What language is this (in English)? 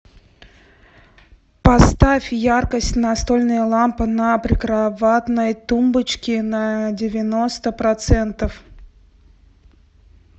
Russian